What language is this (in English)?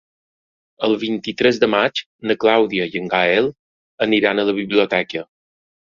Catalan